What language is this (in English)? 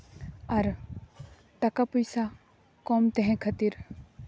Santali